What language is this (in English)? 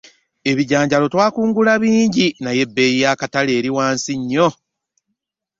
Ganda